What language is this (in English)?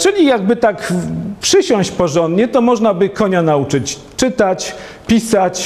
Polish